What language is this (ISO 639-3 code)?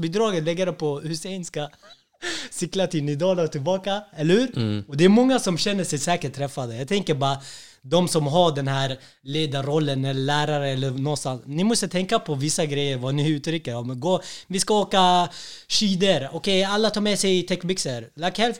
swe